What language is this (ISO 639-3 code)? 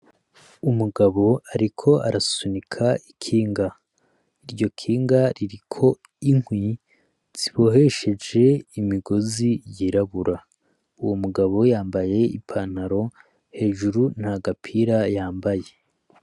run